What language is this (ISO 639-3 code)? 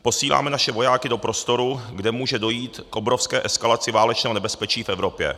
ces